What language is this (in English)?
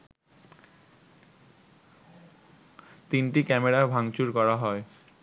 Bangla